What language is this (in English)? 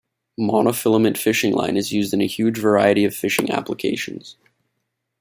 English